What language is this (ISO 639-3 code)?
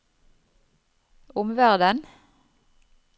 nor